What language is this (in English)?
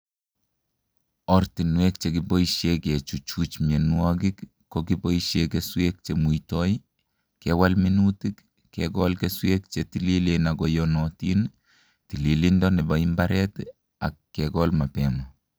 Kalenjin